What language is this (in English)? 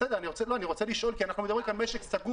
Hebrew